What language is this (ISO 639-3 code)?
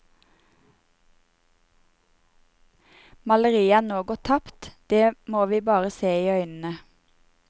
nor